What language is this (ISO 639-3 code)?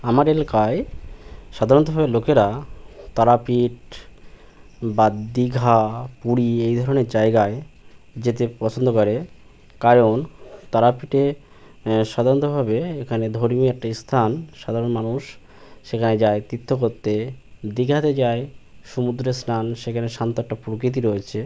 ben